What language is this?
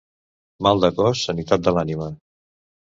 Catalan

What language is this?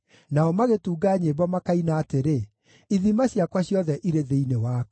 Kikuyu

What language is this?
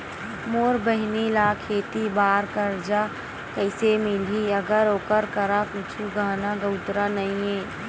Chhattisgarhi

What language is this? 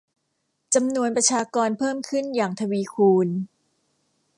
Thai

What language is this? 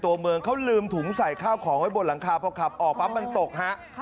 Thai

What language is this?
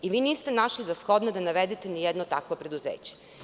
Serbian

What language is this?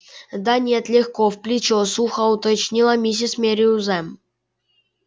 Russian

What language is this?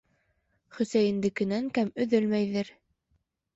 Bashkir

